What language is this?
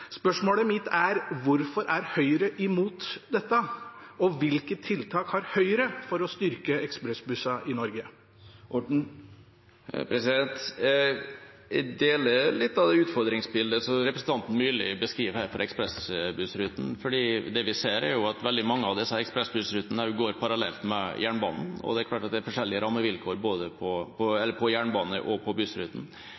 Norwegian Bokmål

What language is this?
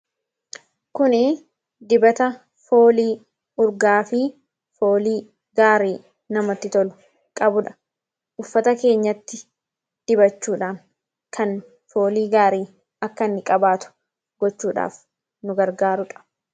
Oromo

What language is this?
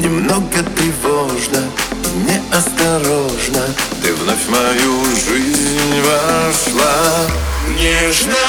Russian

